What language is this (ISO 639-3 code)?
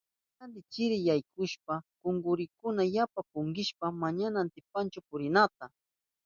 qup